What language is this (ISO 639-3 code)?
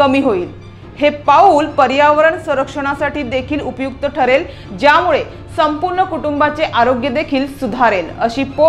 mar